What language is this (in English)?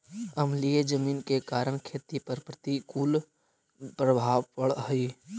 Magahi